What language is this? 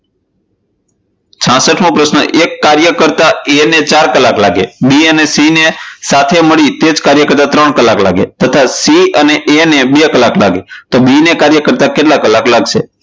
Gujarati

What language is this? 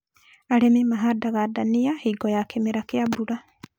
Kikuyu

